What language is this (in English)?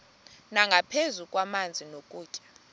Xhosa